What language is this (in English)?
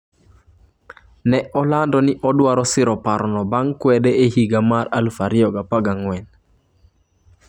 Luo (Kenya and Tanzania)